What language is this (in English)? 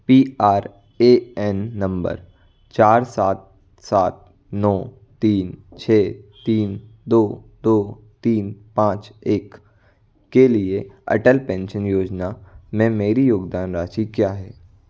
Hindi